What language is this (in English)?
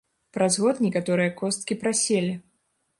Belarusian